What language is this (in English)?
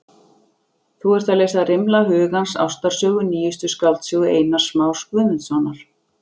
Icelandic